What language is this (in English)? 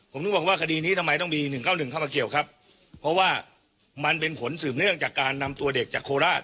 Thai